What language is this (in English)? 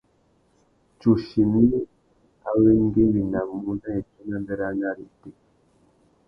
Tuki